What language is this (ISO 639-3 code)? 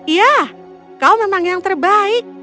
ind